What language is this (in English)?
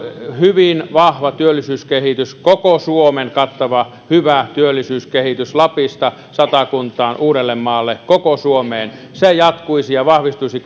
Finnish